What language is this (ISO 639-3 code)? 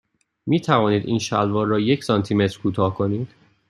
fas